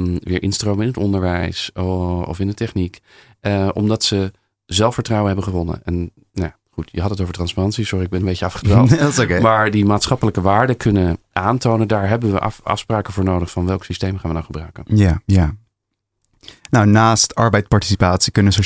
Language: Dutch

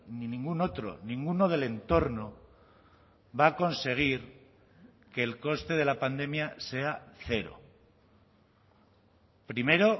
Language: Spanish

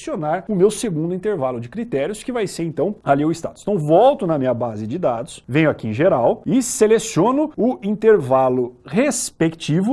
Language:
Portuguese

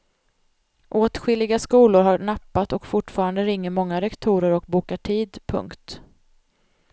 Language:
Swedish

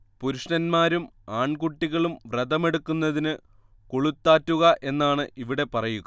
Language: Malayalam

